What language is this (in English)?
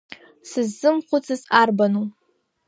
Abkhazian